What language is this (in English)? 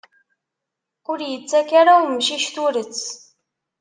Kabyle